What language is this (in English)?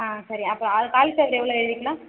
Tamil